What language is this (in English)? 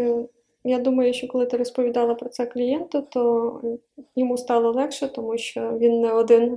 Ukrainian